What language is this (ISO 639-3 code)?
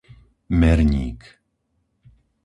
slk